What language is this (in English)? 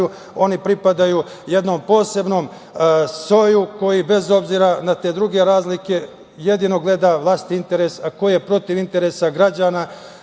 Serbian